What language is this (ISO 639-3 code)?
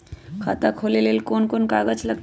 mag